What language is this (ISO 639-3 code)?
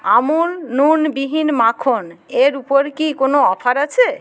ben